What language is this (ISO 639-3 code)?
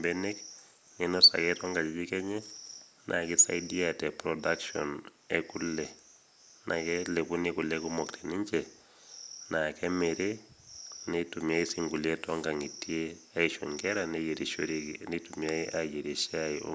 mas